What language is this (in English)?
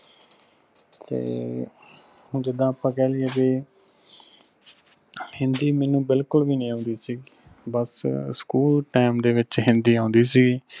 Punjabi